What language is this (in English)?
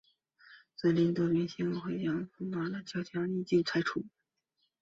Chinese